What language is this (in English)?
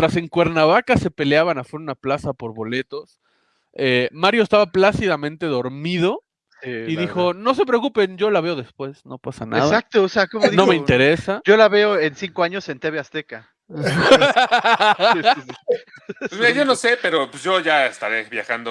Spanish